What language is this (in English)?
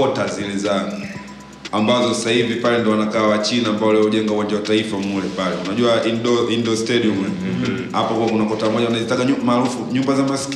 Swahili